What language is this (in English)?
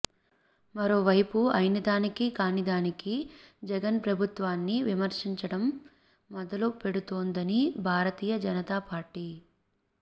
Telugu